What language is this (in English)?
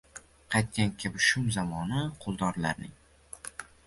Uzbek